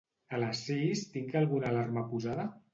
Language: Catalan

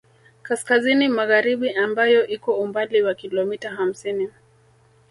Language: Swahili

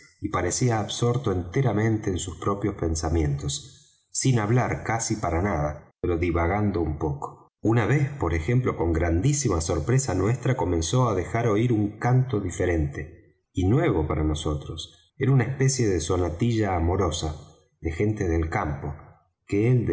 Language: Spanish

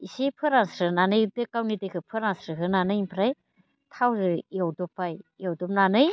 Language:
Bodo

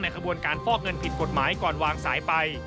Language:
Thai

